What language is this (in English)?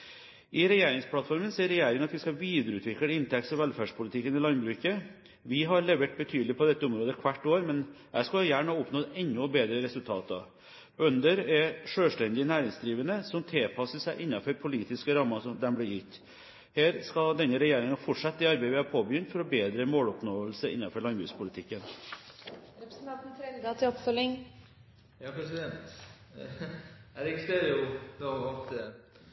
Norwegian Bokmål